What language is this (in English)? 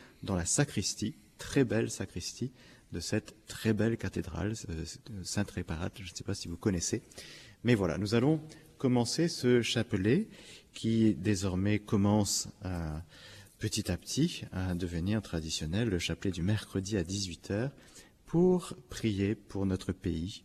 French